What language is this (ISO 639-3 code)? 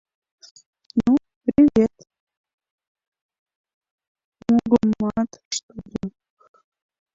chm